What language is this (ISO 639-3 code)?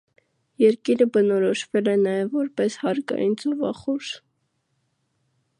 hye